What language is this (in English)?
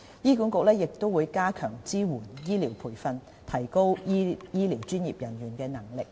Cantonese